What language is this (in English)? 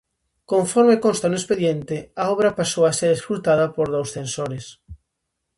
Galician